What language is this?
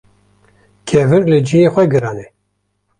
Kurdish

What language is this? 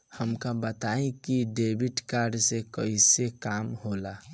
Bhojpuri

